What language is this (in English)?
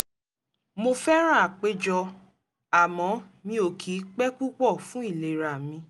Yoruba